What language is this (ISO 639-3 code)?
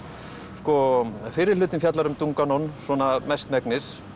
isl